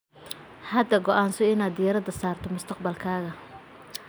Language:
Somali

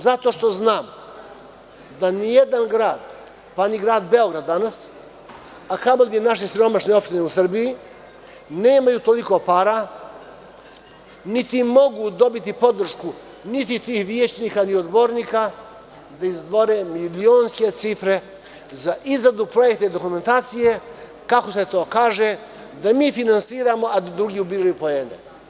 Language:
Serbian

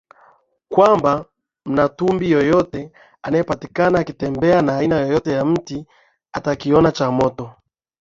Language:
Swahili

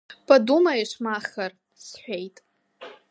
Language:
Abkhazian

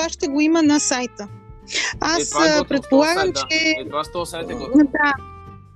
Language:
Bulgarian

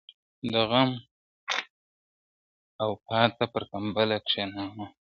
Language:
Pashto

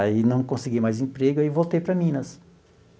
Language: Portuguese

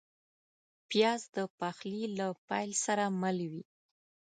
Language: Pashto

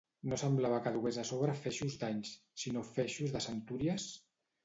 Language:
Catalan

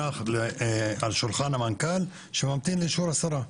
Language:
Hebrew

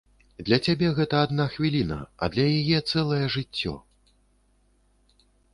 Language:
Belarusian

